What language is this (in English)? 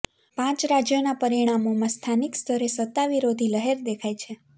Gujarati